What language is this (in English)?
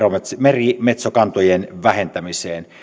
Finnish